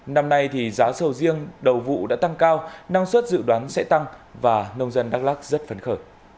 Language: Vietnamese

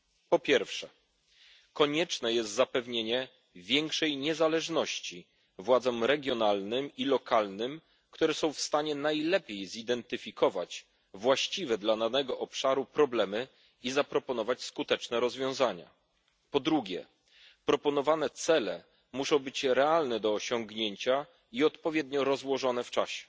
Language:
Polish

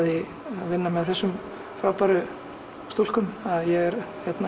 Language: Icelandic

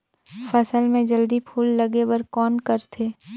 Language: Chhattisgarhi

